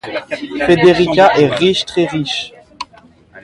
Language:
French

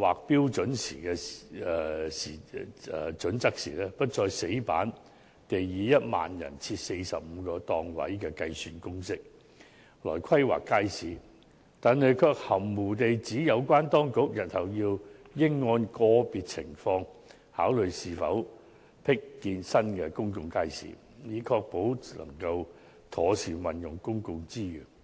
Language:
Cantonese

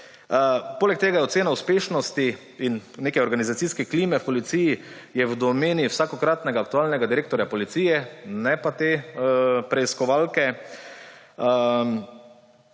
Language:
Slovenian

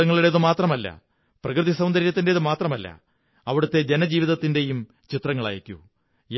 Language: Malayalam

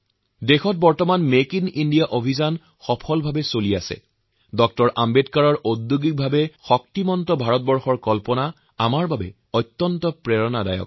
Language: Assamese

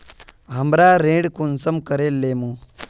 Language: Magahi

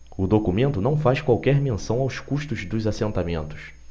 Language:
Portuguese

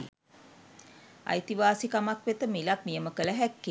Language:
Sinhala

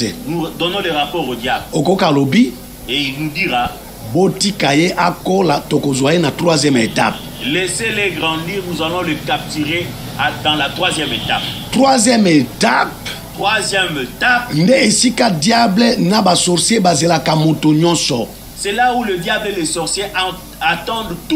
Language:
French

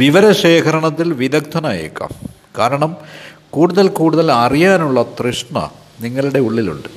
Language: Malayalam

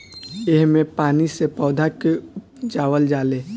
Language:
Bhojpuri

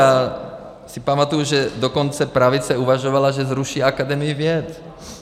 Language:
Czech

